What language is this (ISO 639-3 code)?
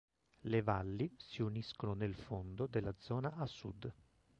ita